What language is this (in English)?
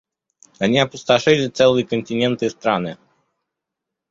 Russian